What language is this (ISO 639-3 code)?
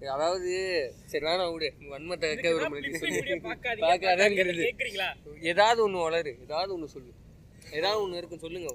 tam